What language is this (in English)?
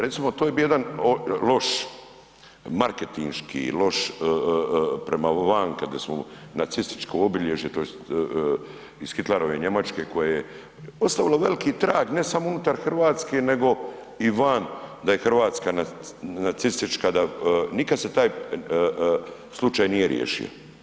Croatian